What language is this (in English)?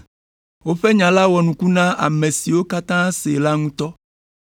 Ewe